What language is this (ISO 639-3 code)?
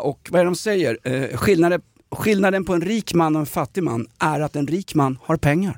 swe